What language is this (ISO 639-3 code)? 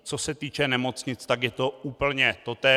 ces